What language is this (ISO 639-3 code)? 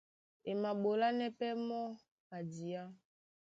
dua